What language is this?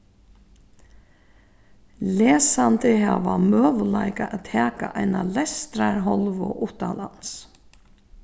Faroese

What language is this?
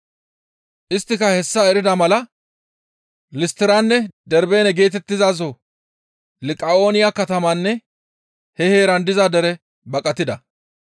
Gamo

